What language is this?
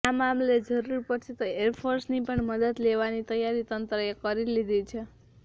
Gujarati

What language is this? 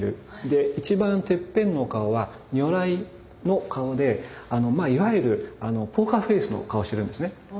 Japanese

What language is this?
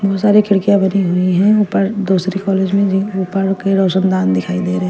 Hindi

